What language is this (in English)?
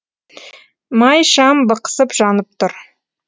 Kazakh